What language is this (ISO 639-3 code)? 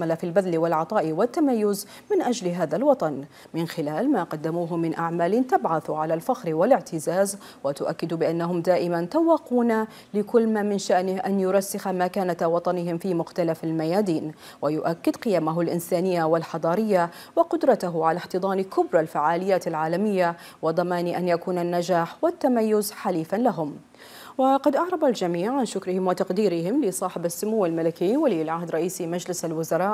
ara